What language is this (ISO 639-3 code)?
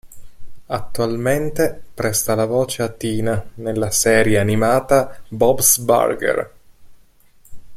ita